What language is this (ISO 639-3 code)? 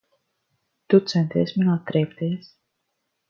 lav